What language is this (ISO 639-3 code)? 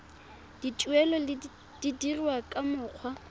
tsn